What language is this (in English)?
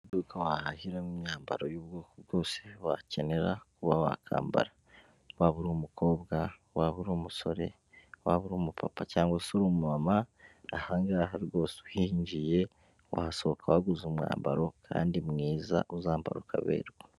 Kinyarwanda